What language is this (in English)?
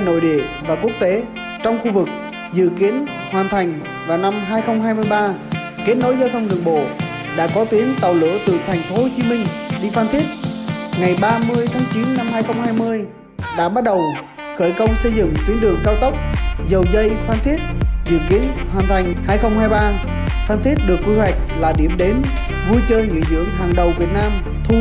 Vietnamese